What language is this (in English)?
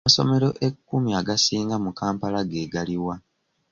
Ganda